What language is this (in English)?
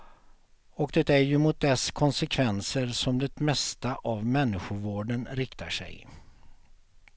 Swedish